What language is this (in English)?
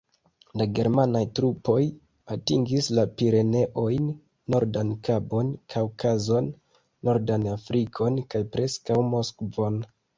Esperanto